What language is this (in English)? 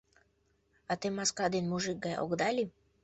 Mari